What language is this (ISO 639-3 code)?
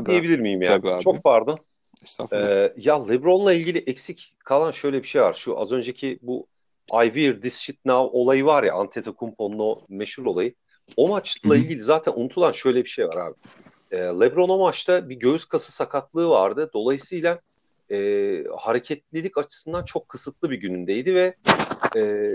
tur